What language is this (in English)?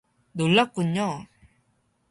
Korean